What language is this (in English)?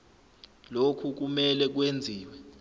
Zulu